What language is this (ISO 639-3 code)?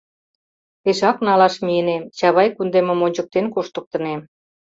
chm